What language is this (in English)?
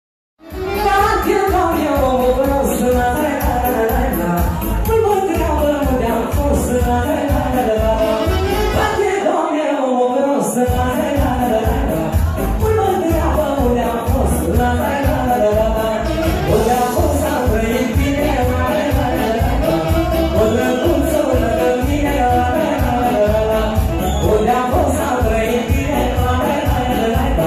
Greek